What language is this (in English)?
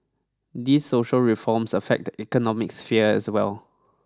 English